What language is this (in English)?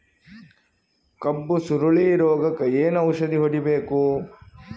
Kannada